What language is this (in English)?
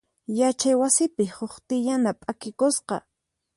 Puno Quechua